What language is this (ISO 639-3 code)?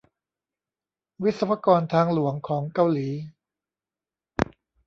tha